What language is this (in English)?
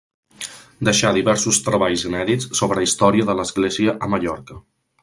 Catalan